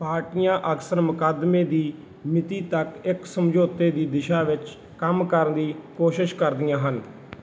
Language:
Punjabi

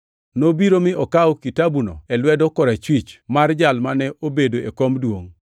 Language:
Luo (Kenya and Tanzania)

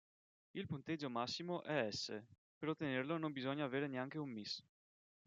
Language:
Italian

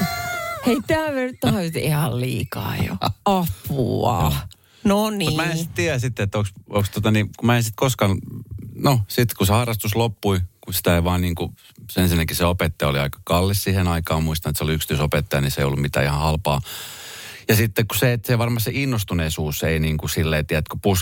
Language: Finnish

